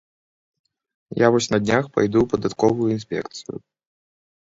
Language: Belarusian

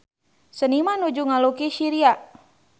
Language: Sundanese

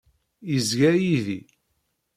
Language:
Kabyle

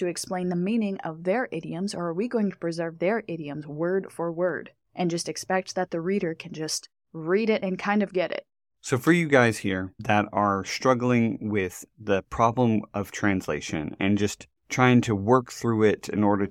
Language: English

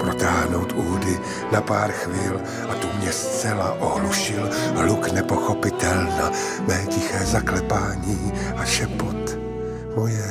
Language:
Czech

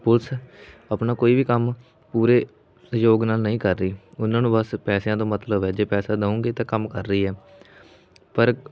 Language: Punjabi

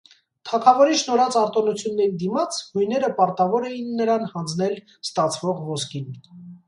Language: Armenian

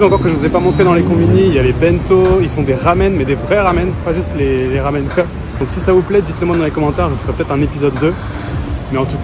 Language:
French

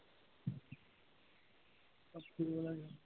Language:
Assamese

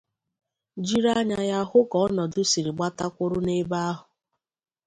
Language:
Igbo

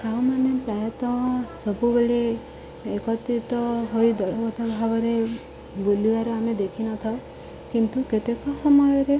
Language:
Odia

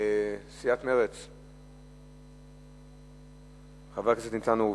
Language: Hebrew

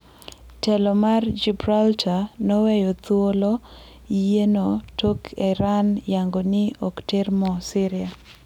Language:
Luo (Kenya and Tanzania)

